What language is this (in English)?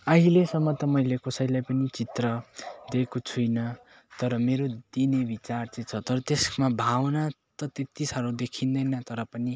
Nepali